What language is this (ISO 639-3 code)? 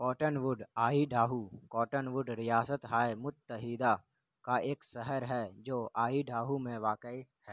urd